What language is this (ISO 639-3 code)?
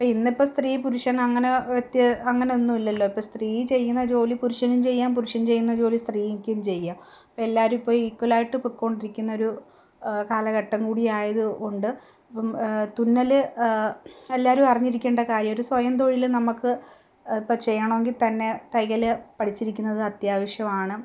mal